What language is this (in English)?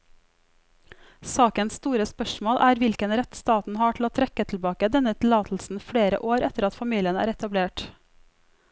Norwegian